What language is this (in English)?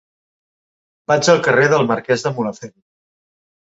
Catalan